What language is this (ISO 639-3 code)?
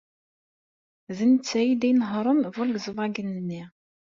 kab